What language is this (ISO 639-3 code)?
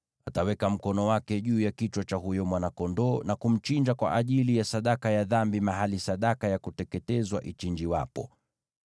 swa